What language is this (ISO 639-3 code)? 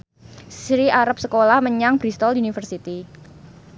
jav